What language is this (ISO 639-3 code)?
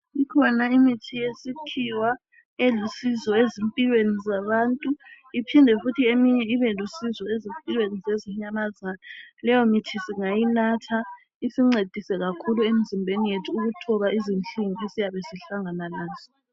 nde